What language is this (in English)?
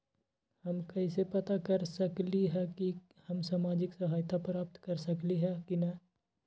Magahi